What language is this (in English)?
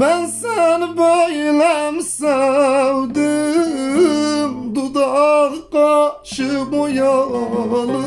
Turkish